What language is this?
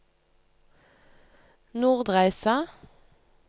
Norwegian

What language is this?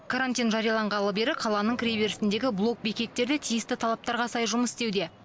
Kazakh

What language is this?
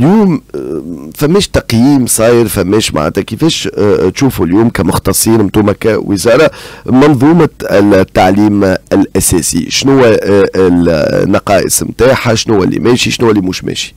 Arabic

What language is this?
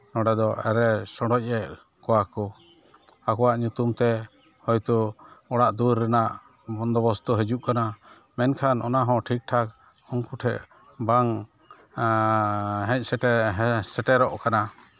Santali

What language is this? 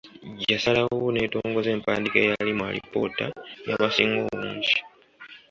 Ganda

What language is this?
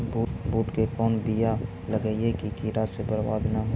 Magahi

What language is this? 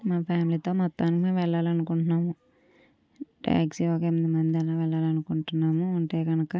Telugu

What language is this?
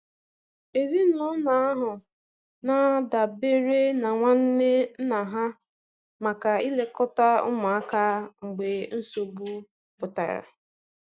Igbo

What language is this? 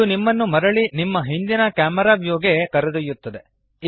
Kannada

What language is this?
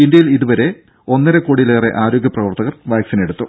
Malayalam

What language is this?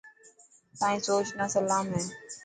Dhatki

